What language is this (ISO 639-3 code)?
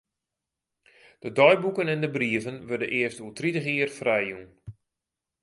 fry